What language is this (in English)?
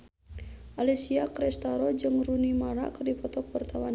Sundanese